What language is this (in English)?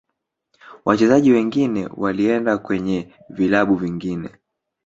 Swahili